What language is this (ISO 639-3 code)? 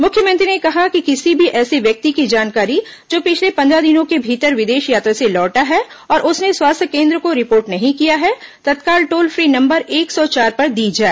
hin